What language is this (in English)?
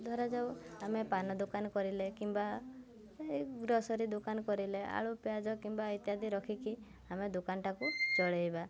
Odia